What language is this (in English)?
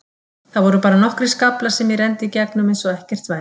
Icelandic